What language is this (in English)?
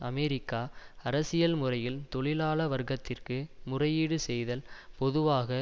Tamil